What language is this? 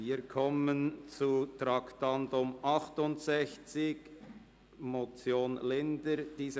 Swiss German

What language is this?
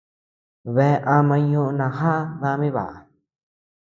Tepeuxila Cuicatec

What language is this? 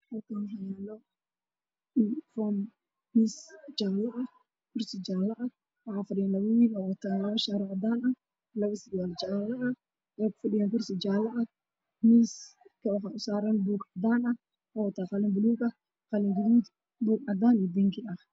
Somali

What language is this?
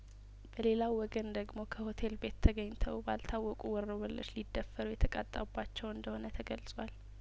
Amharic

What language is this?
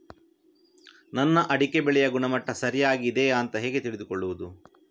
Kannada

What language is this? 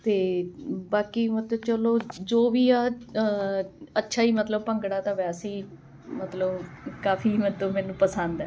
Punjabi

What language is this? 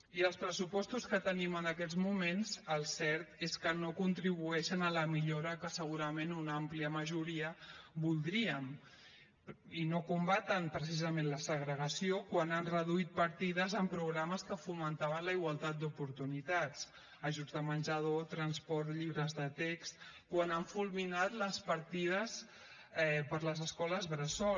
Catalan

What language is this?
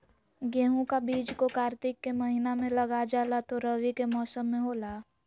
Magahi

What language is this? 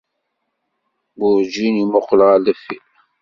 Kabyle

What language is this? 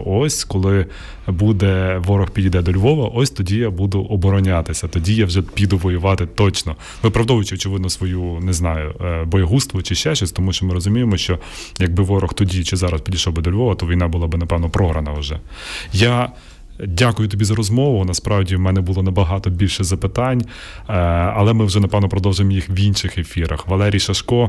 Ukrainian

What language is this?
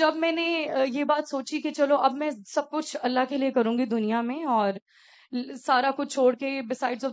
Urdu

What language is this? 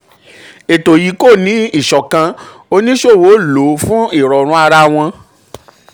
Yoruba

